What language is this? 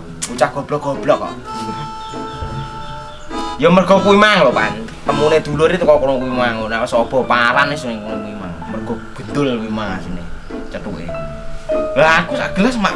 Indonesian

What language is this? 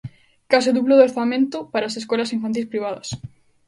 Galician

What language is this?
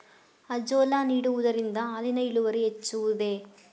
Kannada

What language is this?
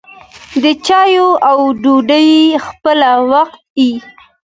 Pashto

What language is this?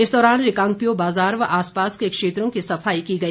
Hindi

